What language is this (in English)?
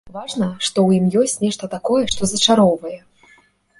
Belarusian